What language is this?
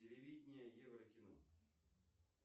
Russian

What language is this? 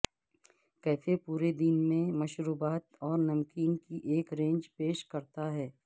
Urdu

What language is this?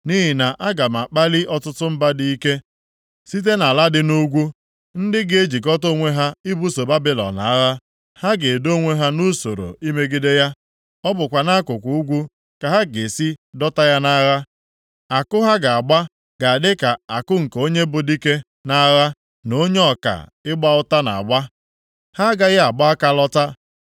Igbo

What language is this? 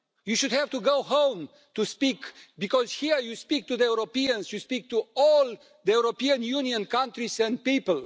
English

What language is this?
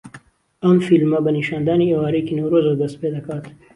Central Kurdish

